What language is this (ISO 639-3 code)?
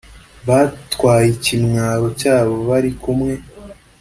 kin